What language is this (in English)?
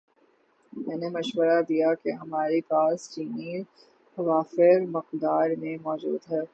Urdu